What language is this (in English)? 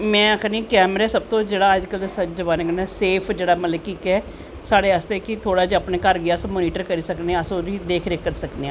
Dogri